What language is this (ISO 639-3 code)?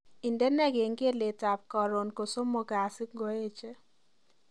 kln